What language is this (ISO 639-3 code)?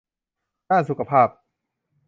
tha